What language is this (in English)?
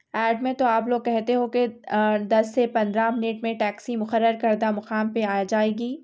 Urdu